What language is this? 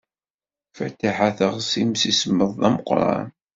Kabyle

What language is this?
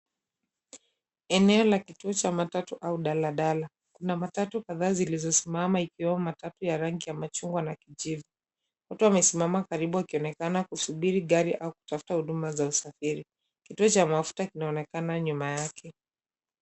Swahili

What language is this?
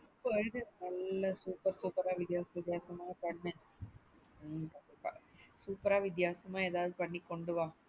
Tamil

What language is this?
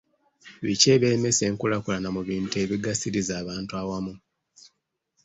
Ganda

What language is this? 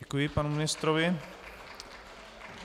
Czech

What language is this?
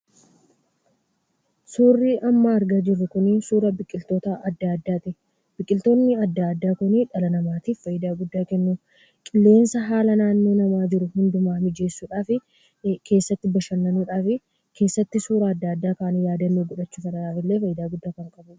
Oromo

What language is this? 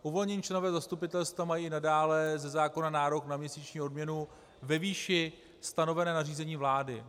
Czech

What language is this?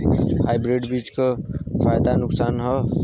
Bhojpuri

